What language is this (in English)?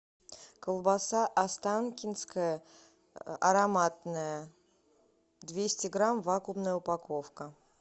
Russian